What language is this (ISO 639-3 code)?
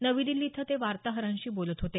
mar